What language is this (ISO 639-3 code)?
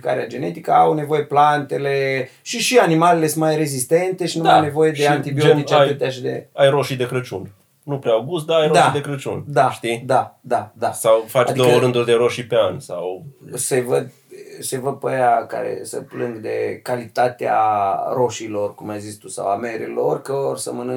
ron